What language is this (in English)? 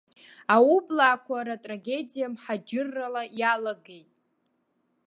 Abkhazian